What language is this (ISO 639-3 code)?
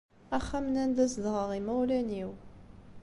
kab